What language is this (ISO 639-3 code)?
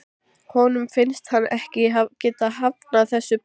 isl